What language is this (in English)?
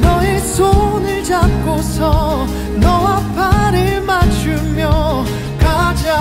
Korean